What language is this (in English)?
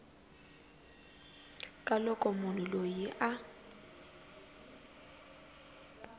Tsonga